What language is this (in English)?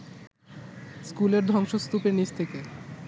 Bangla